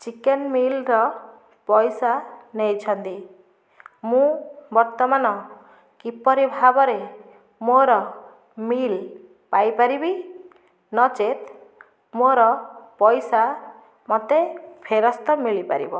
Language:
Odia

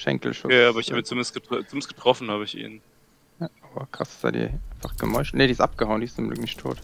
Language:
German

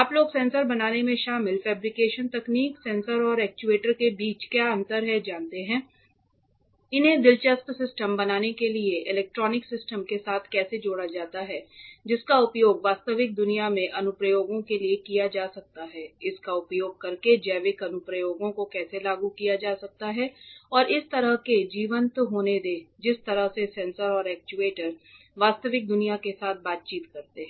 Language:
Hindi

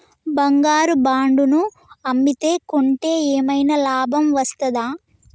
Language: Telugu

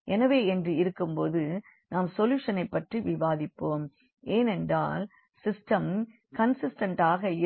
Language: Tamil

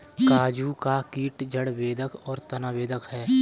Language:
Hindi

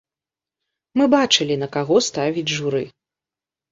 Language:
Belarusian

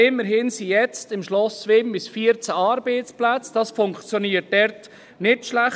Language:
Swiss German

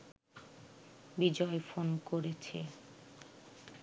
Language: Bangla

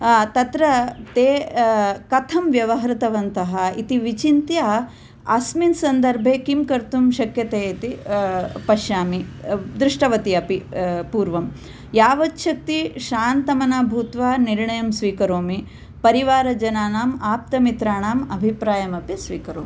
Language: Sanskrit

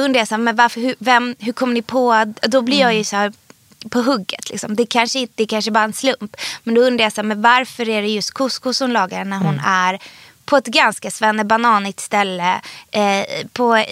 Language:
Swedish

